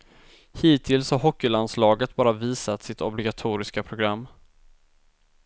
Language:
Swedish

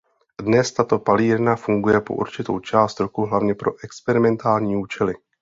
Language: Czech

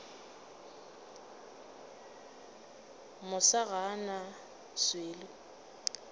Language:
Northern Sotho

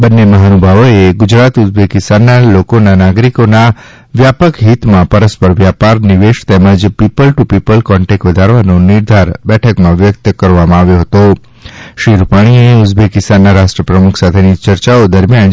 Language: Gujarati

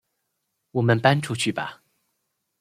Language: Chinese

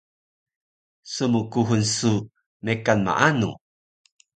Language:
Taroko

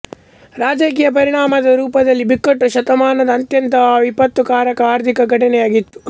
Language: Kannada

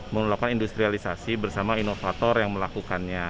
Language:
Indonesian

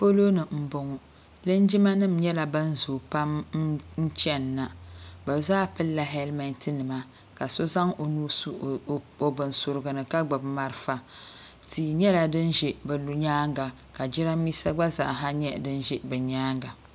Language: Dagbani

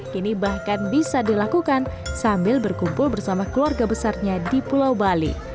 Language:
Indonesian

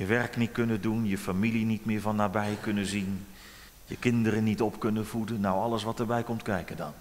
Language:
Dutch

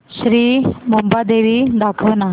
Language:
Marathi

